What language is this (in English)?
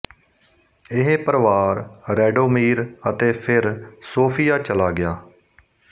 Punjabi